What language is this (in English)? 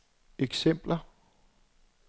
Danish